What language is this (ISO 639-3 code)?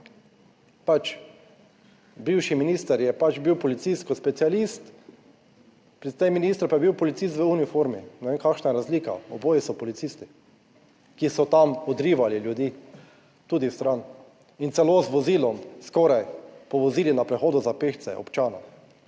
slv